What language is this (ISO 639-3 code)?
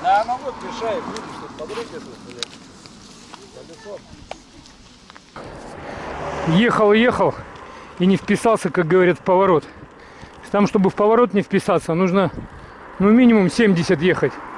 rus